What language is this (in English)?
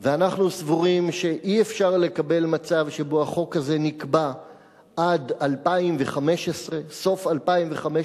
Hebrew